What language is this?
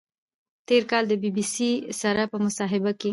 Pashto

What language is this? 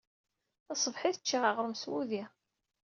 Kabyle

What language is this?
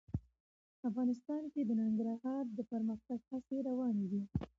Pashto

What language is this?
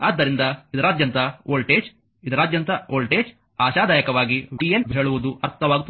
Kannada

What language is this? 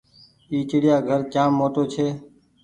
Goaria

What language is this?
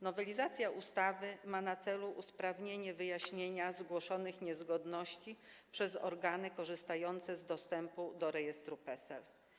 Polish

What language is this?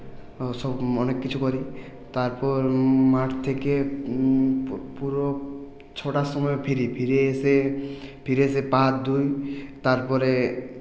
Bangla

